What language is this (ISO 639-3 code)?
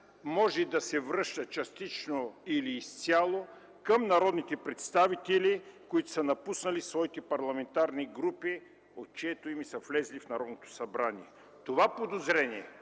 bul